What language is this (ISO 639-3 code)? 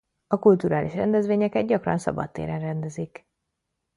hun